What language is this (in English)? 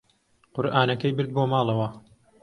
Central Kurdish